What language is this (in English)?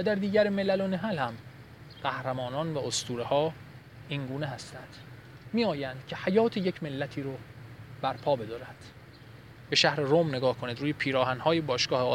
Persian